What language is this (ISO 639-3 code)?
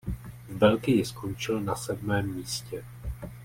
ces